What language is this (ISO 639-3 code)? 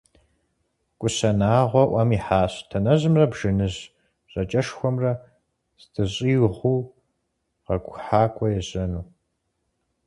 kbd